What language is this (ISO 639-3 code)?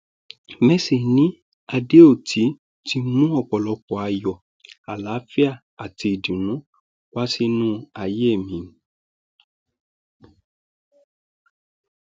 yor